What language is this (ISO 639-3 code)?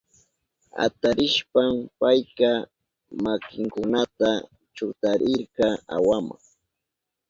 qup